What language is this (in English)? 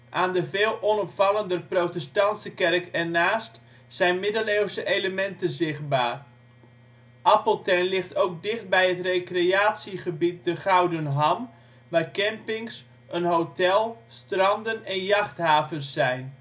Dutch